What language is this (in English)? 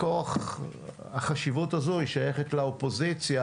Hebrew